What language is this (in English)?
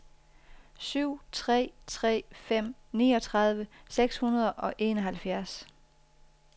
Danish